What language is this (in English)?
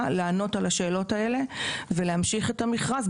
Hebrew